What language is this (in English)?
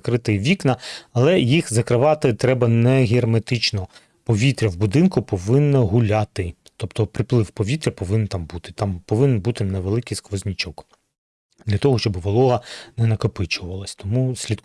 Ukrainian